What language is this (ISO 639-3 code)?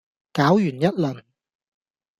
yue